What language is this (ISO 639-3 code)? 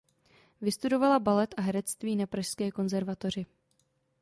ces